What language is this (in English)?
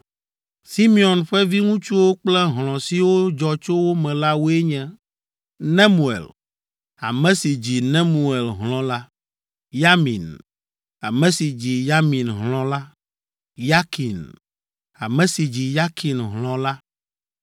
Ewe